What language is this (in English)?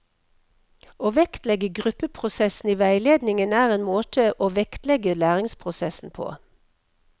Norwegian